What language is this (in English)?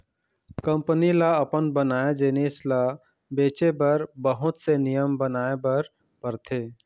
Chhattisgarhi